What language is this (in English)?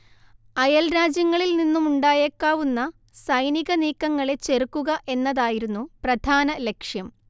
Malayalam